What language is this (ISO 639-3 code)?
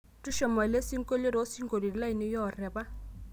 mas